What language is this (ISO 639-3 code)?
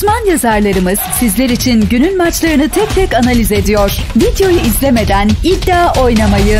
tur